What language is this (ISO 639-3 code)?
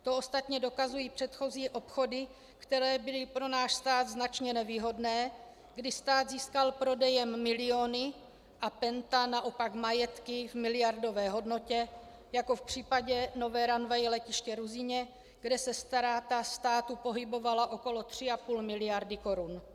ces